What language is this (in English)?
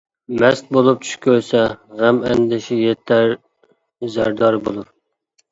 Uyghur